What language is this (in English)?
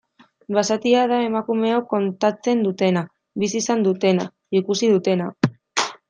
Basque